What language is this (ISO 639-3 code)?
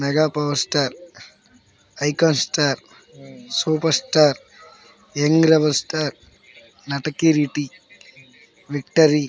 tel